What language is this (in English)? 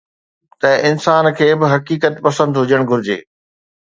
Sindhi